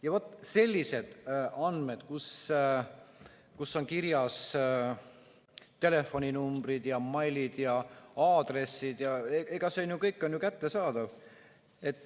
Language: Estonian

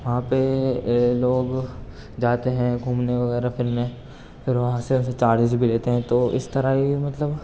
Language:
Urdu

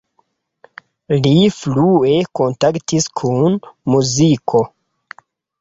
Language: Esperanto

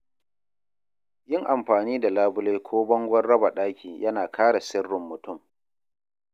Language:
Hausa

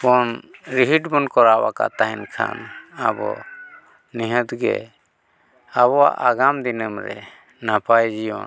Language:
Santali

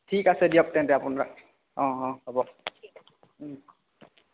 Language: Assamese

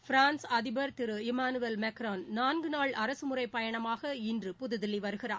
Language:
Tamil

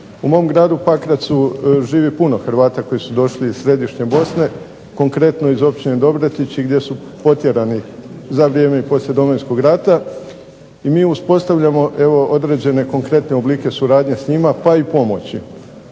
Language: Croatian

